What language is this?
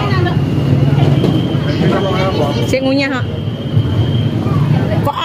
Indonesian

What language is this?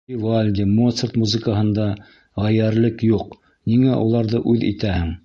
Bashkir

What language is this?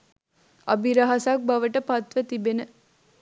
Sinhala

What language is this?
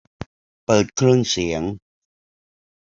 Thai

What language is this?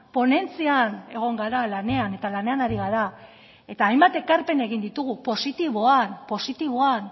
Basque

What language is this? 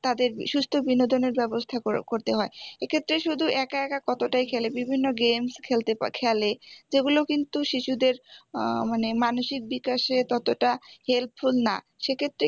Bangla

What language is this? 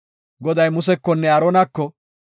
Gofa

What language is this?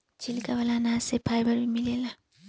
Bhojpuri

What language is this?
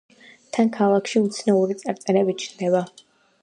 Georgian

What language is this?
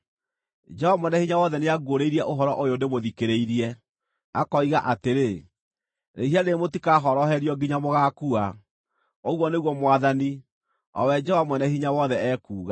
Kikuyu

